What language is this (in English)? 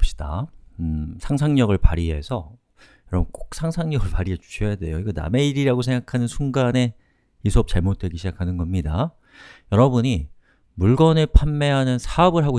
Korean